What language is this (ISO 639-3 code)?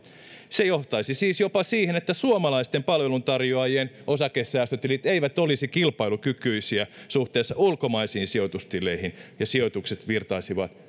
fin